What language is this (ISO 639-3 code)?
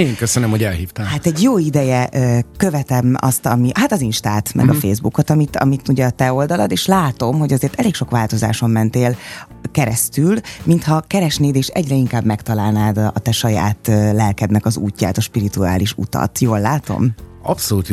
hun